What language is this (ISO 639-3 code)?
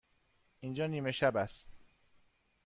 fas